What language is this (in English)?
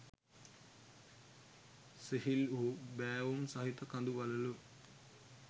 Sinhala